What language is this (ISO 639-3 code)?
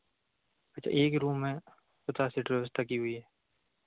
hin